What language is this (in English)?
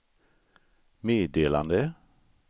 Swedish